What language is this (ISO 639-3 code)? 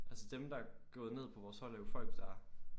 dan